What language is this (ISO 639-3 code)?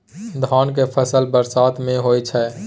mai